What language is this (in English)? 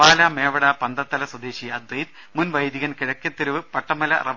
Malayalam